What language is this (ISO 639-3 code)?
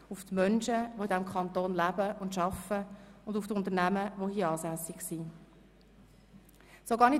gsw